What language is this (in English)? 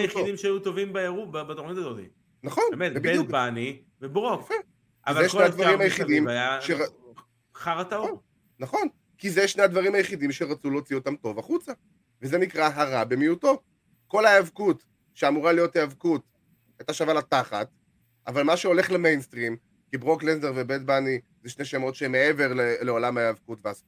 Hebrew